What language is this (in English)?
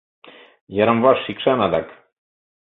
Mari